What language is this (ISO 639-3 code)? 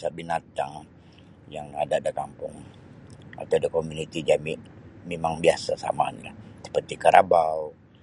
bsy